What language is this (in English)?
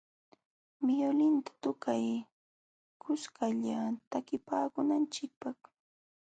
Jauja Wanca Quechua